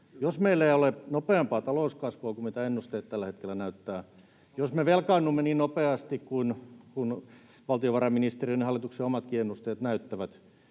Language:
Finnish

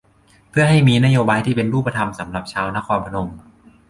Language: Thai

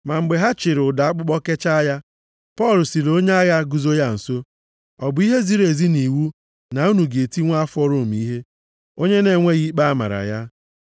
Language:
Igbo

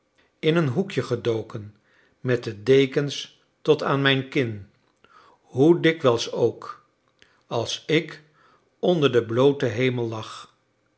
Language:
Dutch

